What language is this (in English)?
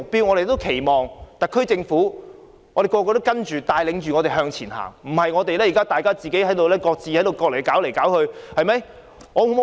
Cantonese